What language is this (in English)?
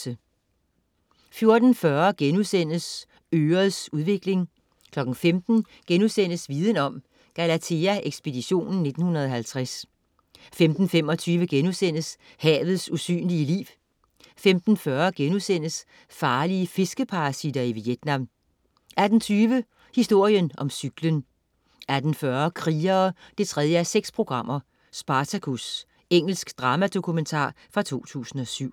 Danish